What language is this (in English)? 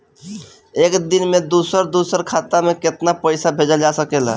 Bhojpuri